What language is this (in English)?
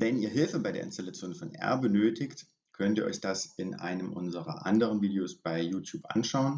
German